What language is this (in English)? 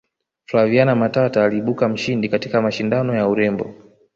Swahili